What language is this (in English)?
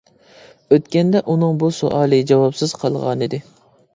Uyghur